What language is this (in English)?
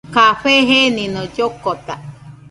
Nüpode Huitoto